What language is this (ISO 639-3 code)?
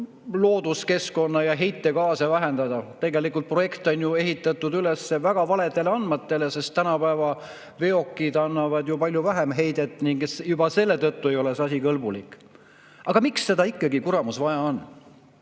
est